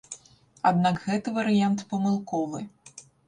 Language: Belarusian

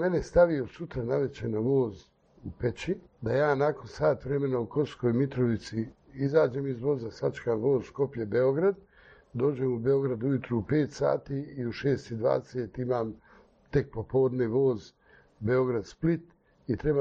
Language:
Croatian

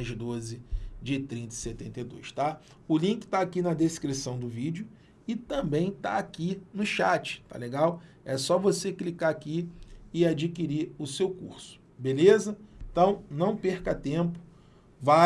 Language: Portuguese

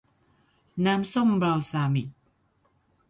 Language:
Thai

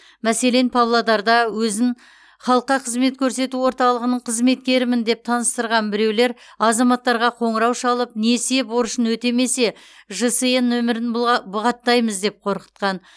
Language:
Kazakh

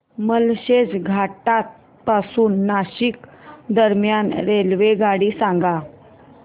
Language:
Marathi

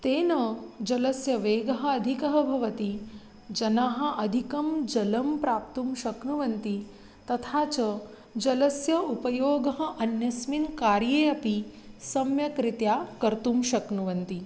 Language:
Sanskrit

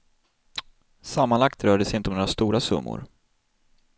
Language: Swedish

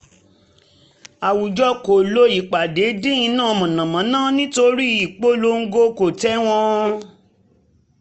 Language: Yoruba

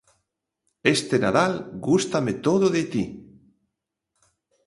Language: Galician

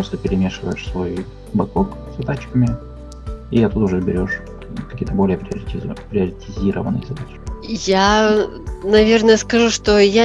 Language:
Russian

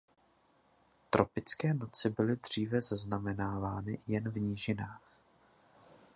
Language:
Czech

